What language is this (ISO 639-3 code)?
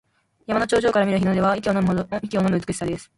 jpn